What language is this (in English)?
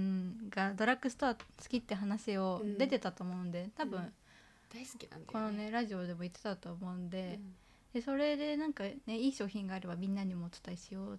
Japanese